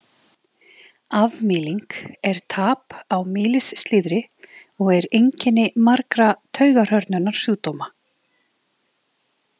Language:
Icelandic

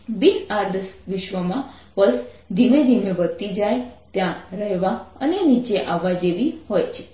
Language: Gujarati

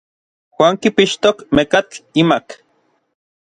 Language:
Orizaba Nahuatl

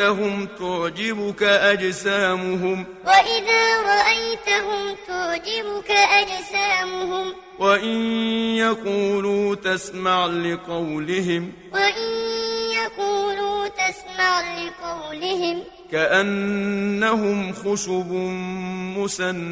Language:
Arabic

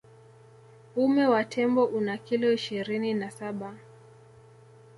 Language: Swahili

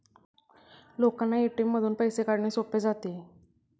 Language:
Marathi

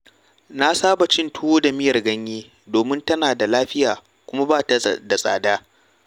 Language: Hausa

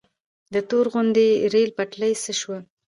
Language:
Pashto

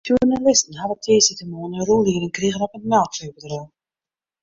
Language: Western Frisian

